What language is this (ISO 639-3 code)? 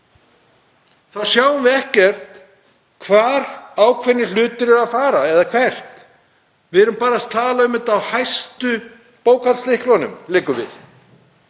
isl